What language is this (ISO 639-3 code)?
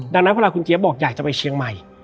tha